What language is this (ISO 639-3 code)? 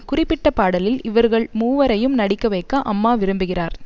tam